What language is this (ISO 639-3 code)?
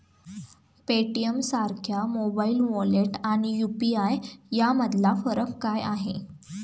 mar